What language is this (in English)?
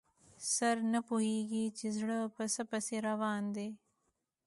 Pashto